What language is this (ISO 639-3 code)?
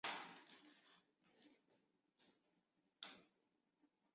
zho